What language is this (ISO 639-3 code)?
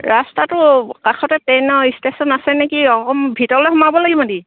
asm